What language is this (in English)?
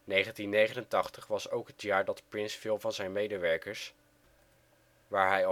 Dutch